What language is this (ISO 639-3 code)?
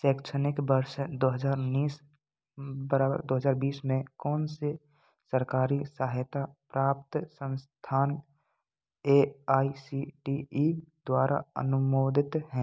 hin